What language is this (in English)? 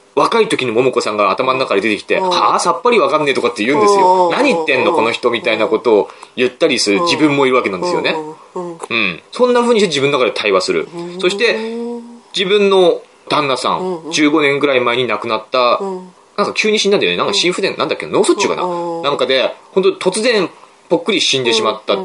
Japanese